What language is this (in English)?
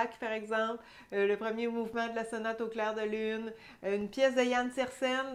French